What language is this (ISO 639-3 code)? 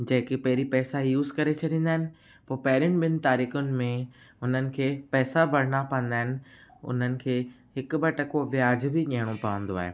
snd